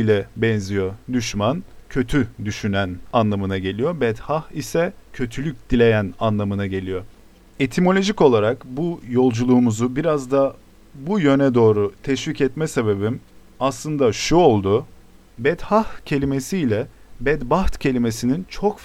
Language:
Turkish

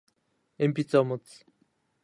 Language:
Japanese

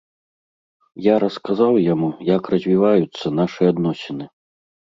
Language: Belarusian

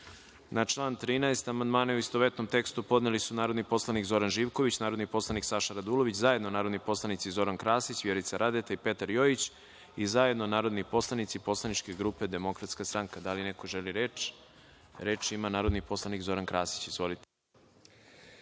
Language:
Serbian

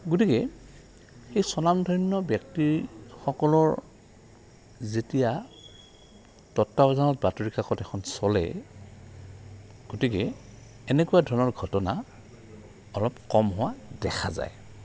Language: Assamese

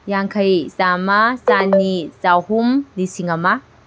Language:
Manipuri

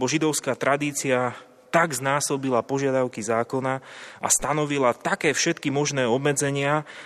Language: Slovak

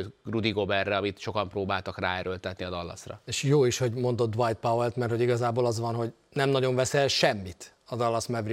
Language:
Hungarian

